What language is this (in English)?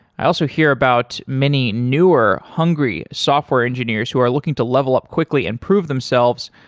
English